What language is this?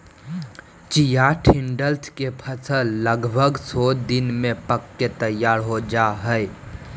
Magahi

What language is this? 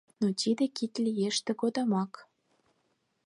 Mari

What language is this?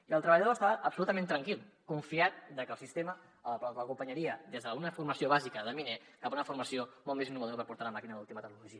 Catalan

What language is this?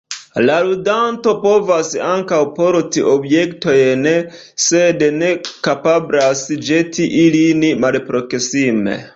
Esperanto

